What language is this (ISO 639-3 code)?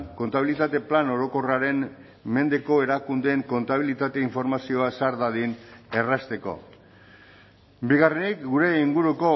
eus